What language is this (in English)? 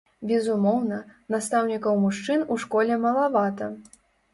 Belarusian